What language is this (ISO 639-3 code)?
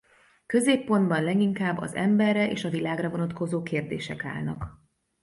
hun